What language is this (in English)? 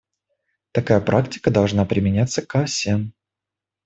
Russian